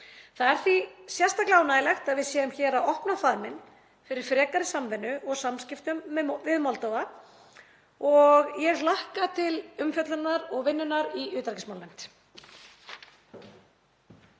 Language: Icelandic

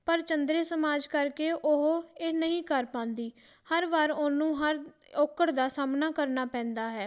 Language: Punjabi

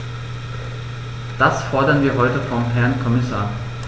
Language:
German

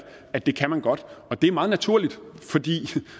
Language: Danish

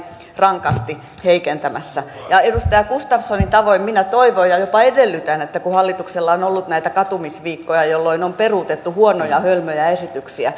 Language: Finnish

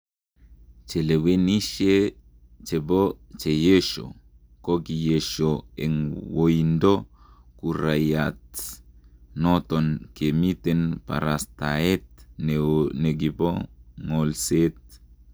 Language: Kalenjin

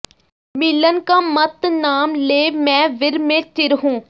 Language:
Punjabi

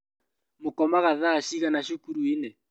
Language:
Kikuyu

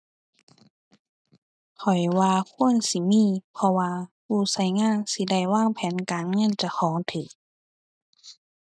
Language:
Thai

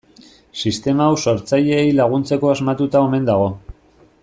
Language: Basque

